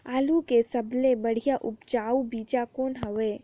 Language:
Chhattisgarhi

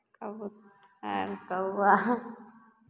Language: Maithili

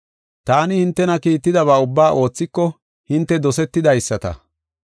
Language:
Gofa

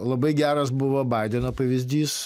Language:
Lithuanian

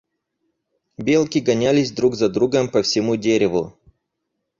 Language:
Russian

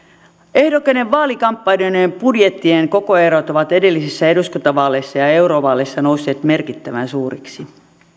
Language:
Finnish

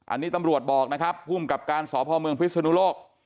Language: Thai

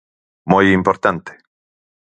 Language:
Galician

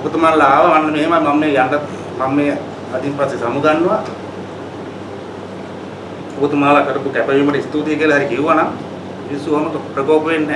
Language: Sinhala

